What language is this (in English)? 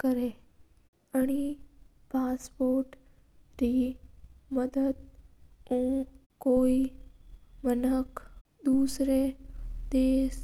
Mewari